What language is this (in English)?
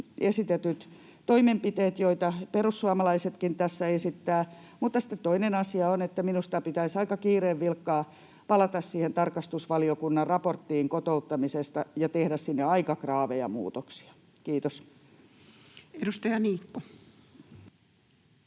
Finnish